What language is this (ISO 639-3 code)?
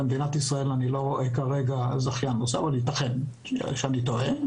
heb